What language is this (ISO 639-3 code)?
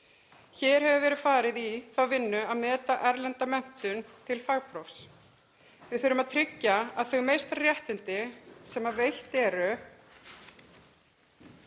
isl